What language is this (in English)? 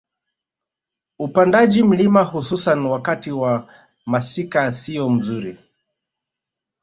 Swahili